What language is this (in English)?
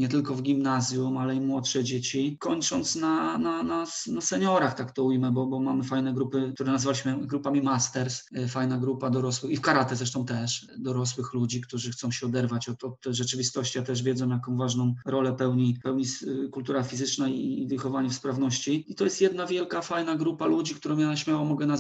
Polish